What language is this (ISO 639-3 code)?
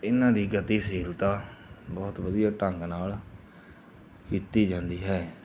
pan